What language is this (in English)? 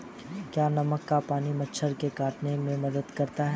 Hindi